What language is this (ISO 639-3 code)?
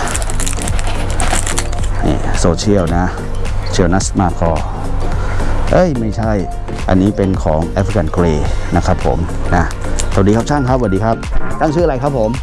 tha